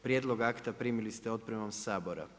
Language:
Croatian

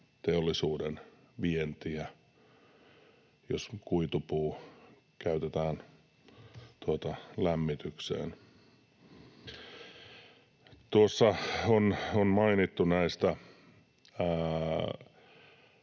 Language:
Finnish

